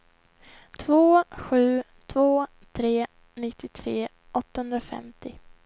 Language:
Swedish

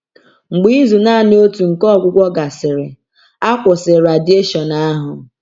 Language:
Igbo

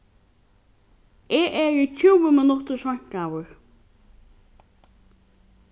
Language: Faroese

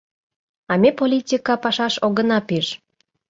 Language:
Mari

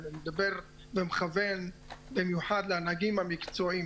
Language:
Hebrew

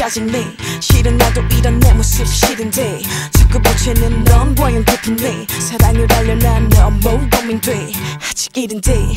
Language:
Korean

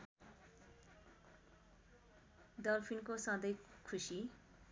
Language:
Nepali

